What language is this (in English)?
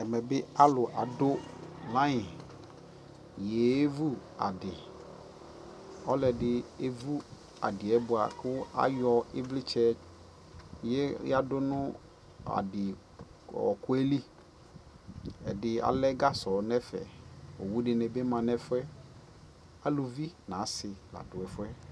Ikposo